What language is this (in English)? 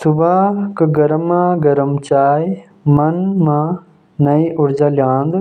Jaunsari